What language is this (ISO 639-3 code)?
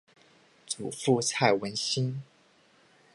zho